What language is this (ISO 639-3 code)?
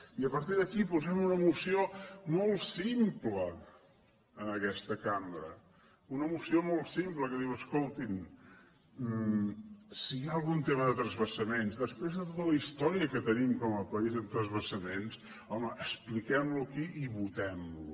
cat